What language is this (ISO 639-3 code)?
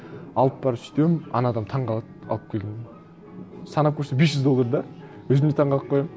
kaz